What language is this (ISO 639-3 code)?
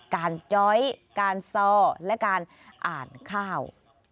tha